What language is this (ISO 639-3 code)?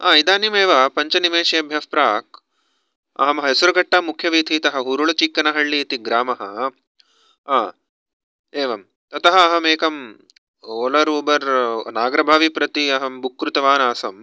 san